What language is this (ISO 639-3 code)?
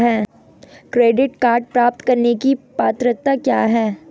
hin